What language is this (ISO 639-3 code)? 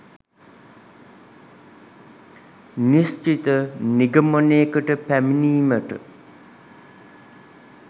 sin